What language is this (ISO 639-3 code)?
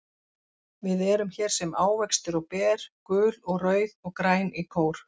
isl